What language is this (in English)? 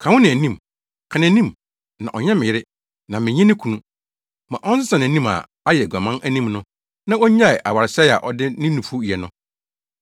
Akan